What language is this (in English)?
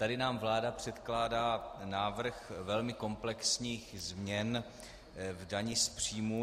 Czech